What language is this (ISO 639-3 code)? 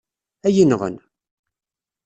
kab